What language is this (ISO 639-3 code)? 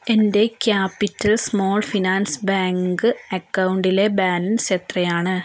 mal